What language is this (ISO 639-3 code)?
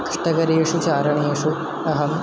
san